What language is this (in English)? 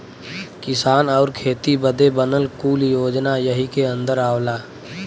Bhojpuri